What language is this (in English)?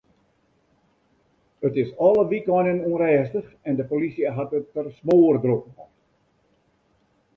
Western Frisian